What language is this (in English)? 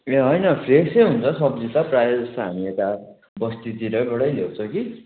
Nepali